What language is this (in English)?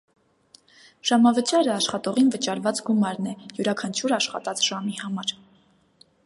Armenian